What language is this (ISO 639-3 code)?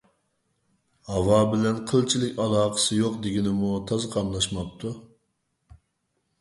uig